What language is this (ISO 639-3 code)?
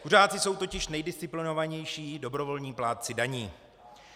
ces